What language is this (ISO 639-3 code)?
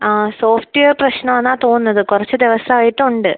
mal